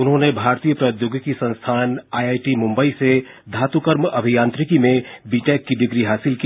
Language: Hindi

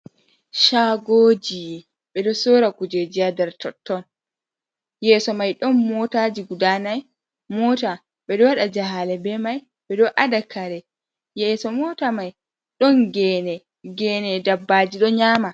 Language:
Fula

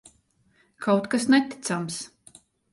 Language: Latvian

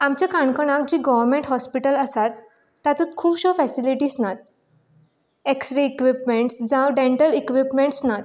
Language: Konkani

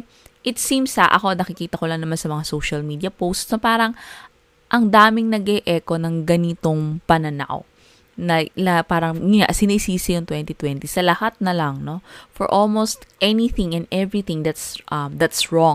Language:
Filipino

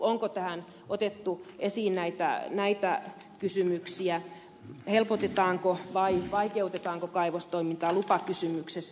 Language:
Finnish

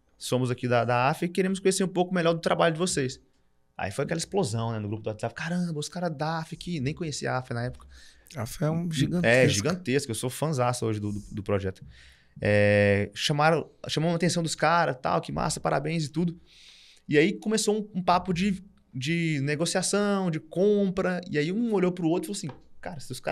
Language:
Portuguese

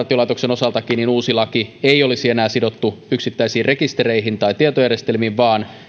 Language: Finnish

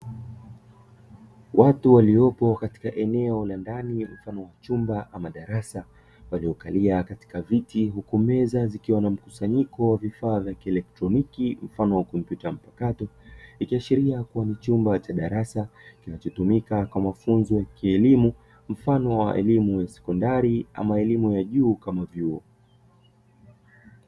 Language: Swahili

